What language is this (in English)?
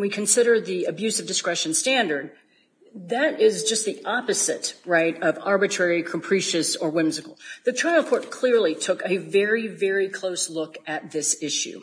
English